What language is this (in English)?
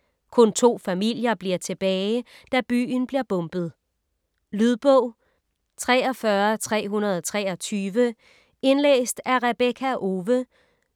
Danish